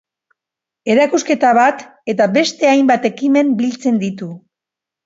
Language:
Basque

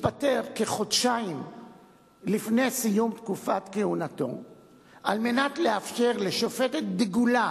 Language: Hebrew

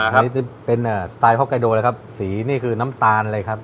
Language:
Thai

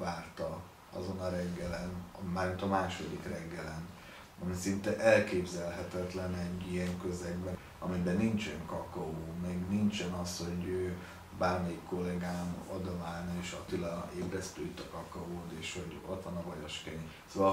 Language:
Hungarian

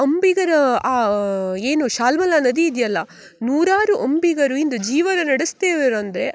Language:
Kannada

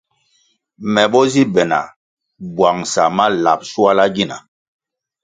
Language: Kwasio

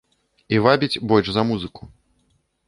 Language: Belarusian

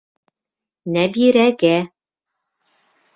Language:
Bashkir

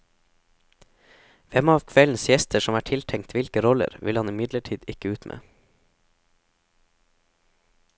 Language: Norwegian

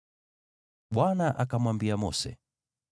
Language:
Swahili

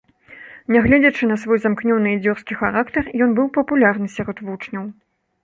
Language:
Belarusian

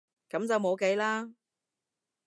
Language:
Cantonese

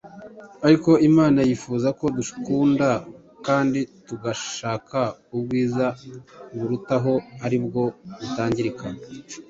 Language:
Kinyarwanda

